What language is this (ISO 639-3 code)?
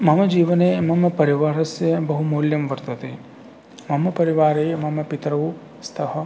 san